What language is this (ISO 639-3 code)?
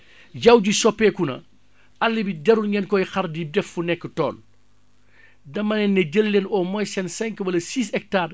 wol